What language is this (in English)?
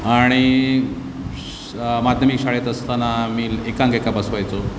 Marathi